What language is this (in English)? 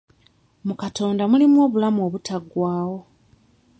Ganda